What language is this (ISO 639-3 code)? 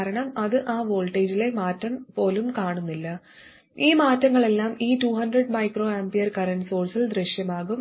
mal